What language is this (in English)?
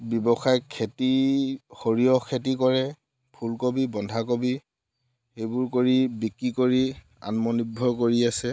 Assamese